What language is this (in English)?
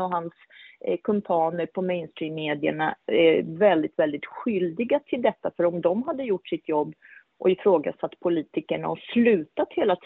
Swedish